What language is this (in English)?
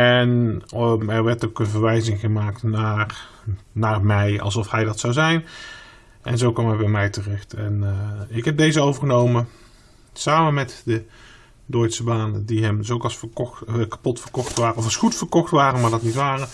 Dutch